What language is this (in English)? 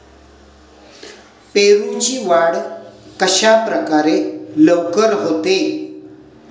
Marathi